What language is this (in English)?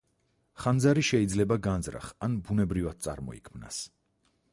Georgian